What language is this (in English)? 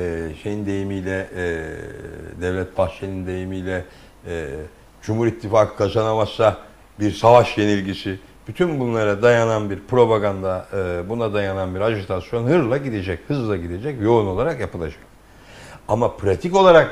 Turkish